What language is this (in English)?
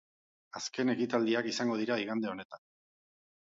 Basque